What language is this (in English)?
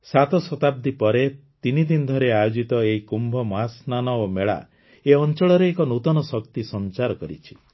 Odia